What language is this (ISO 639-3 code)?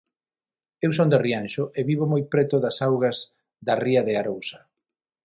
glg